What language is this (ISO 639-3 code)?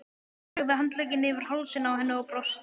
isl